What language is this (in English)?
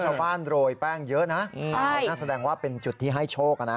Thai